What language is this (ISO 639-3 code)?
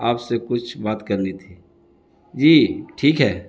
urd